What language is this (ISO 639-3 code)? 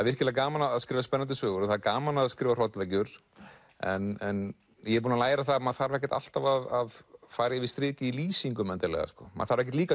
isl